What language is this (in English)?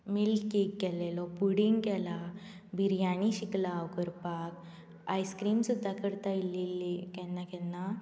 Konkani